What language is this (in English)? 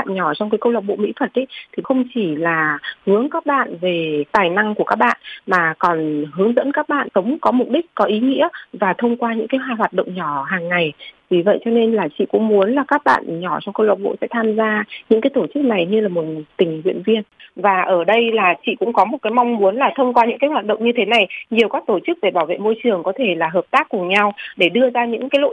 Vietnamese